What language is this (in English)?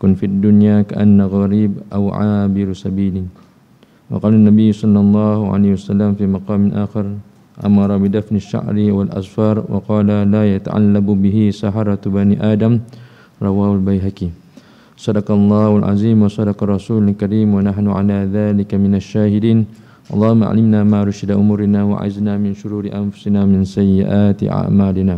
Malay